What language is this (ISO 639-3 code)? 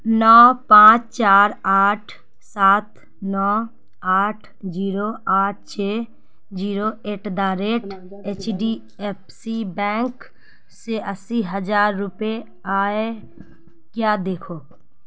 urd